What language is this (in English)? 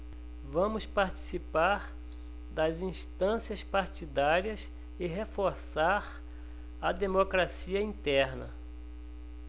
Portuguese